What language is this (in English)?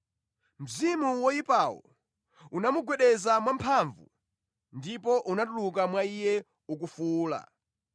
Nyanja